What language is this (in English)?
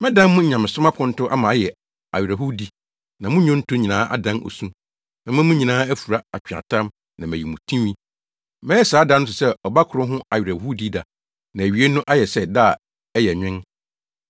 Akan